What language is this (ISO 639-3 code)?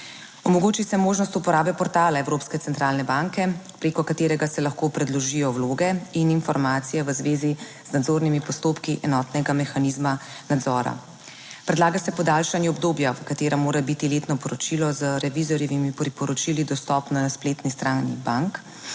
slv